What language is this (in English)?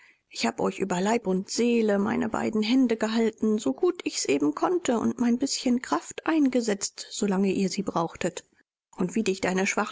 German